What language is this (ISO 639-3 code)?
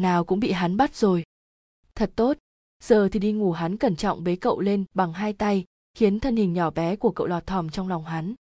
vie